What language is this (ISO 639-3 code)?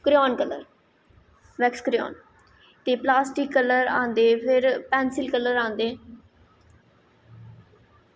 doi